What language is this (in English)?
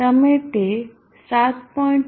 Gujarati